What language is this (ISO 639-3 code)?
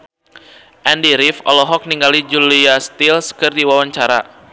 sun